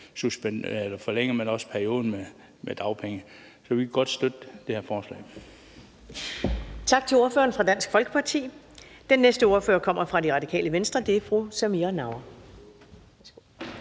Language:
Danish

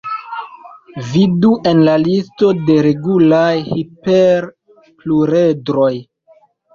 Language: Esperanto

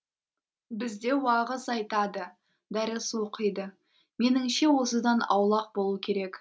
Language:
Kazakh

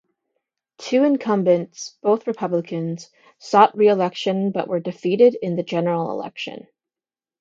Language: English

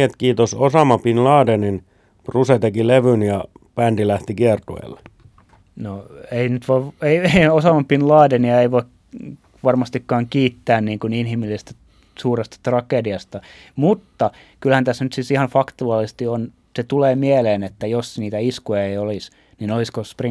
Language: Finnish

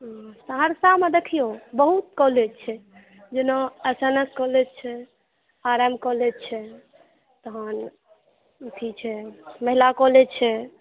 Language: Maithili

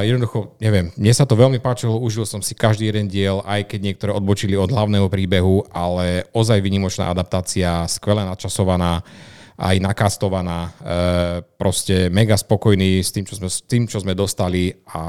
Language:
Slovak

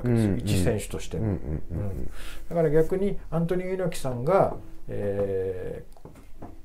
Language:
Japanese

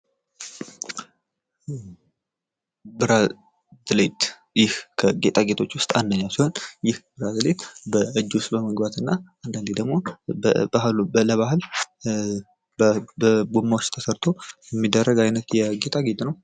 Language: Amharic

